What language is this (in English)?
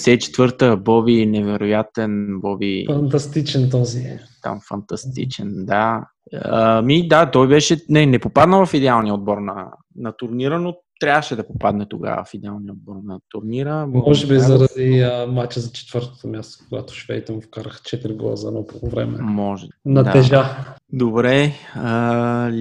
Bulgarian